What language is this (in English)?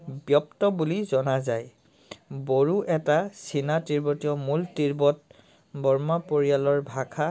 Assamese